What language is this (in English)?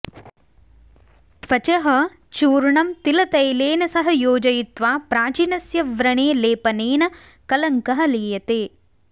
Sanskrit